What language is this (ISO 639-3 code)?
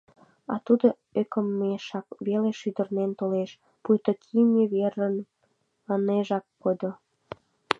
chm